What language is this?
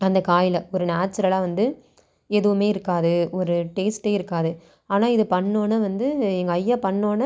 Tamil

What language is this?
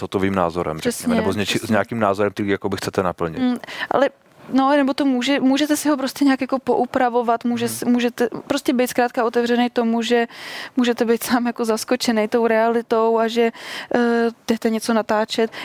Czech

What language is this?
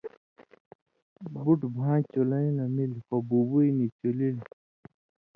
Indus Kohistani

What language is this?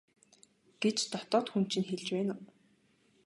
Mongolian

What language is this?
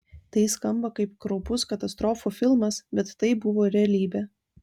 Lithuanian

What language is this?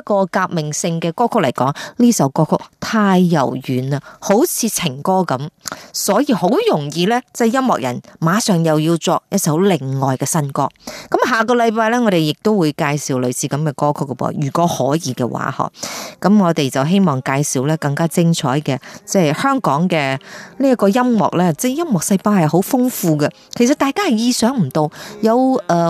Chinese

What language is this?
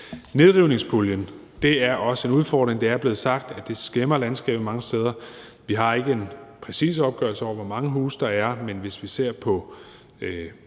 Danish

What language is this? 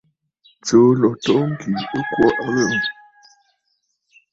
Bafut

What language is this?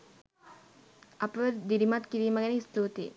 Sinhala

